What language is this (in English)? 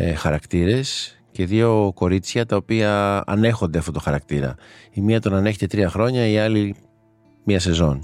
Greek